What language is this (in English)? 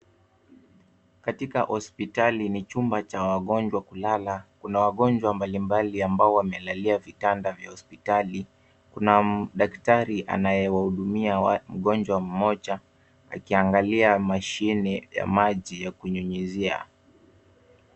Swahili